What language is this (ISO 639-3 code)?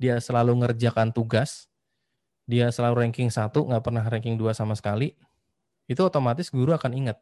ind